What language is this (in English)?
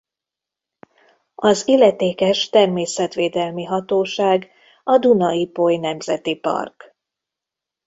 Hungarian